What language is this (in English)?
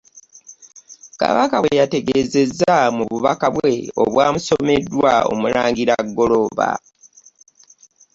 Ganda